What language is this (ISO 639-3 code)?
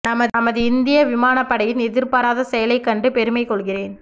tam